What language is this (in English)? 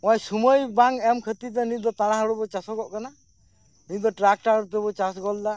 Santali